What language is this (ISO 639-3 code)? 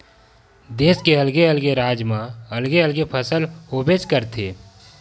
hne